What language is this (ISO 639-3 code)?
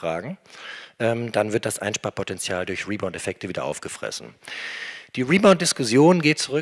deu